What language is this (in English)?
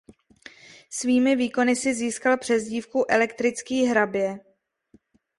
Czech